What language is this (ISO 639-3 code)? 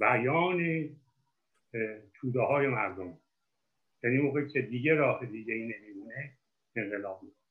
fas